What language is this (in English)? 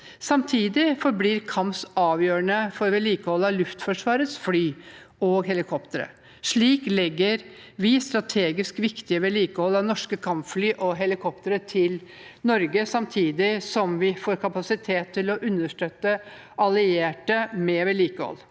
Norwegian